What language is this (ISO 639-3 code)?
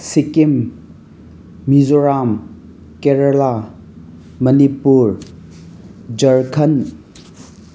mni